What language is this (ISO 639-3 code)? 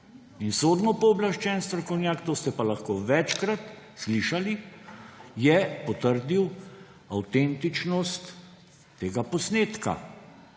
slv